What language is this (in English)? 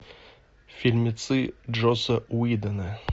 Russian